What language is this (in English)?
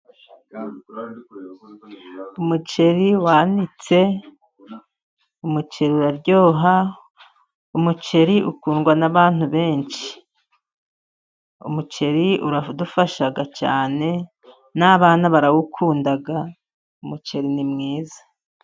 Kinyarwanda